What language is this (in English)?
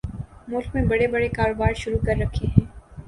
Urdu